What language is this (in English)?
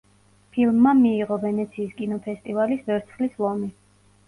Georgian